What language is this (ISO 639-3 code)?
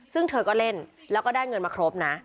tha